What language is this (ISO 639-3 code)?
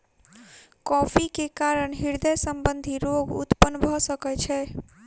mai